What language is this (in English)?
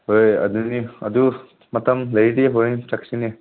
Manipuri